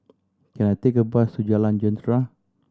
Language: English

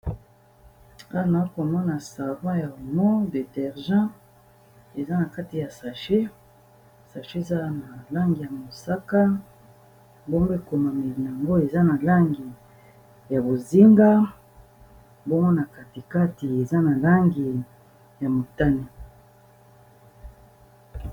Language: Lingala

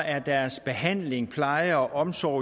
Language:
Danish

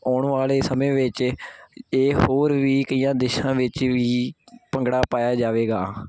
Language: Punjabi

